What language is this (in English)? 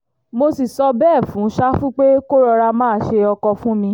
Yoruba